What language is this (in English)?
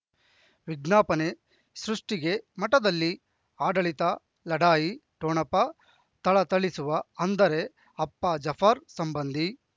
Kannada